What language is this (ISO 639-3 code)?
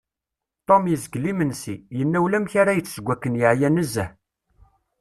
kab